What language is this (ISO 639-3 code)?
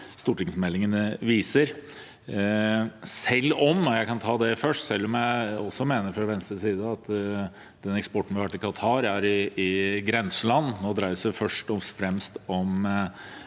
nor